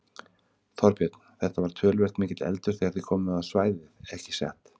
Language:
Icelandic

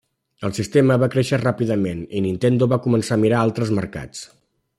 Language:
Catalan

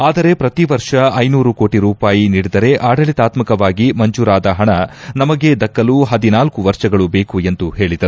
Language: Kannada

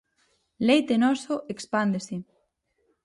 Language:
Galician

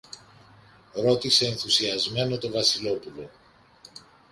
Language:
Greek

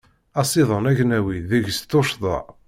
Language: Kabyle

